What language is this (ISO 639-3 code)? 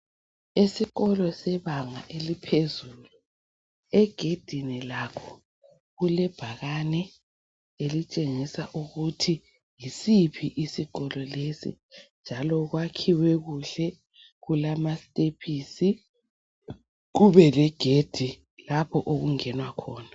nde